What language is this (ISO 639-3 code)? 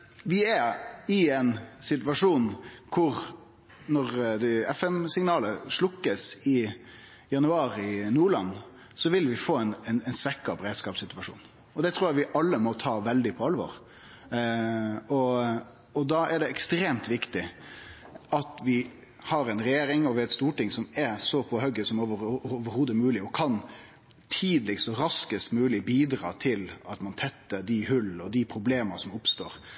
nno